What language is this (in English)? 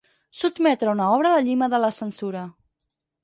Catalan